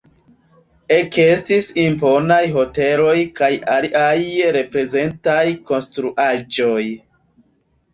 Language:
Esperanto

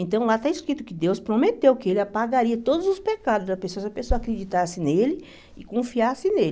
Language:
Portuguese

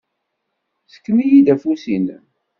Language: Kabyle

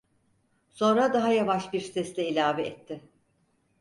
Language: Turkish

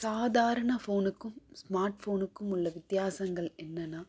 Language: Tamil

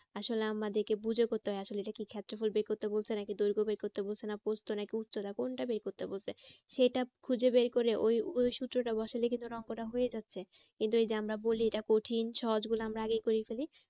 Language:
Bangla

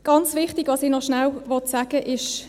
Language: Swiss German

